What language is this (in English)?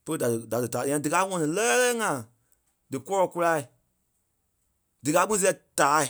Kpelle